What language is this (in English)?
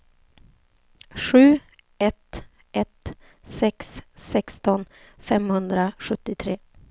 Swedish